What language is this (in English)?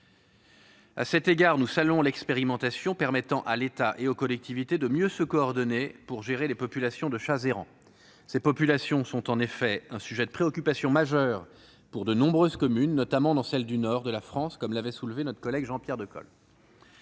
French